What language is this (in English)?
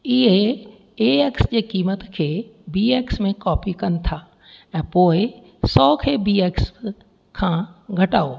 Sindhi